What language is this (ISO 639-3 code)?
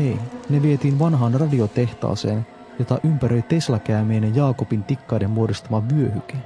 fin